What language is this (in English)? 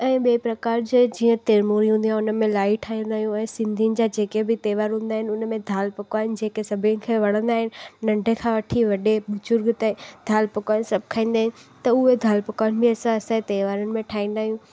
Sindhi